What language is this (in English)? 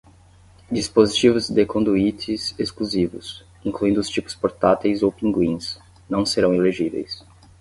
Portuguese